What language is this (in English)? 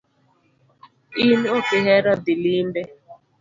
Luo (Kenya and Tanzania)